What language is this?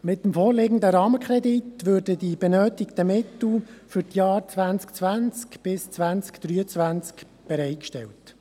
Swiss German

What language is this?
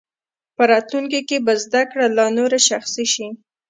Pashto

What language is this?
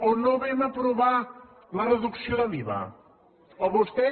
Catalan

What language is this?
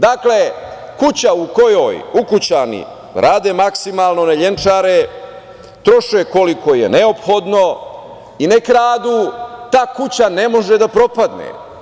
Serbian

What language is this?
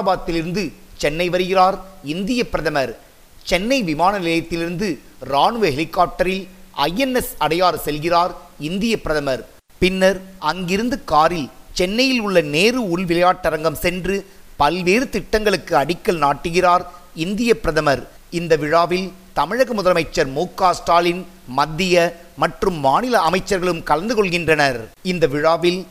Tamil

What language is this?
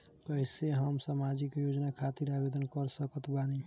Bhojpuri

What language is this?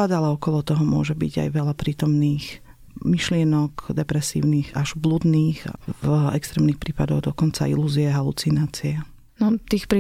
Slovak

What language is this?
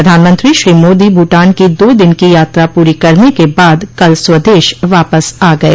Hindi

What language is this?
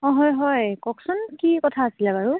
Assamese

